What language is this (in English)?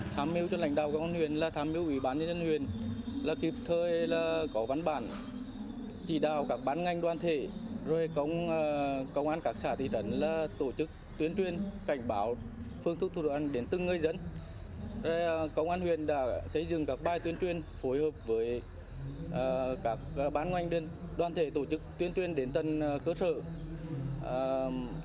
Vietnamese